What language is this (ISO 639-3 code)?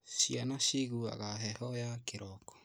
kik